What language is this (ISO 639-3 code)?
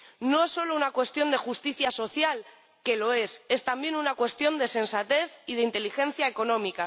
spa